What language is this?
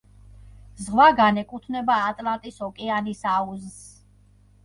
Georgian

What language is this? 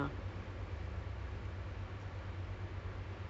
English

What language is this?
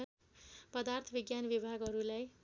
Nepali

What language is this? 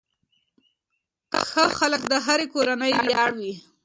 Pashto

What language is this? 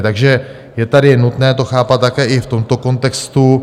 Czech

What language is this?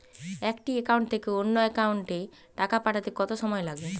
Bangla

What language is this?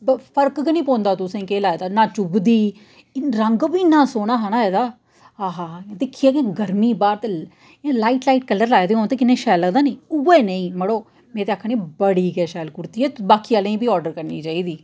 Dogri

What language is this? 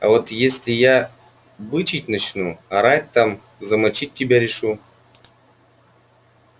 Russian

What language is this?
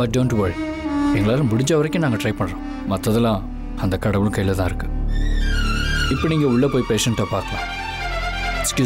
Romanian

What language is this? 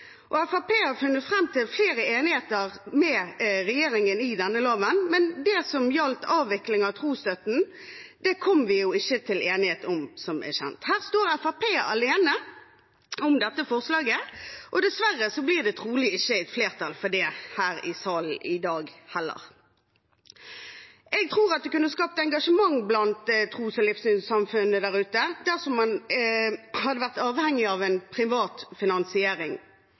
Norwegian Bokmål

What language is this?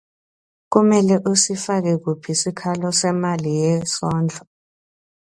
Swati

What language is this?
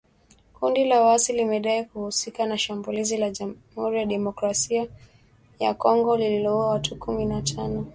Swahili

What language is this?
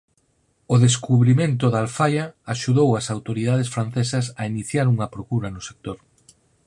Galician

